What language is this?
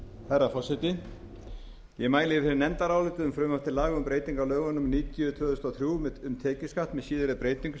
Icelandic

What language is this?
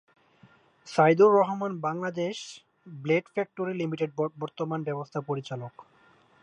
Bangla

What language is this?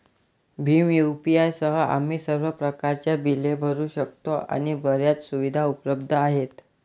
Marathi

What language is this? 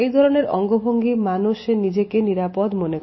Bangla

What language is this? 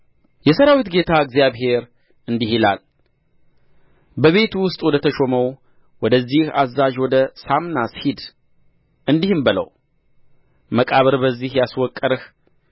Amharic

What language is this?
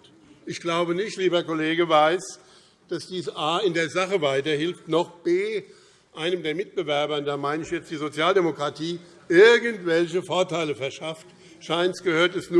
German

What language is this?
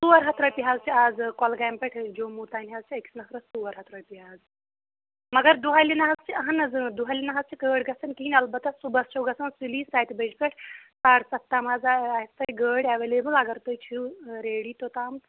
Kashmiri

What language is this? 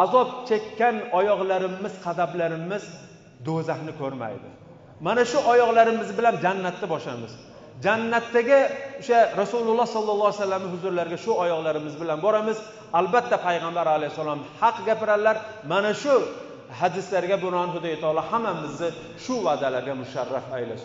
Turkish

